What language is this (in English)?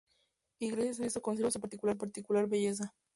Spanish